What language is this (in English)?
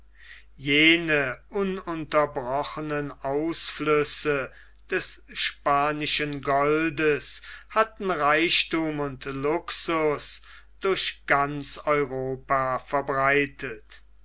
German